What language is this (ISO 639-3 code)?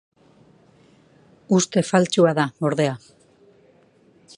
eus